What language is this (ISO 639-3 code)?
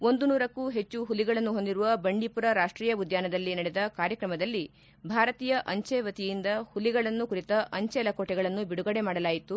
kan